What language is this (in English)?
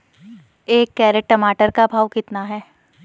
Hindi